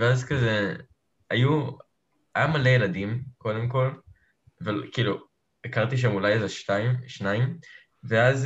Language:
Hebrew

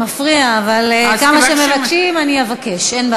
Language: Hebrew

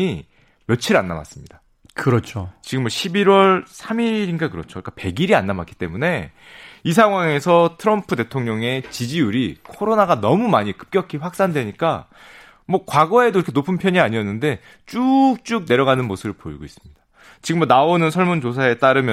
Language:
Korean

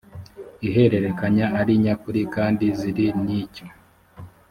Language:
Kinyarwanda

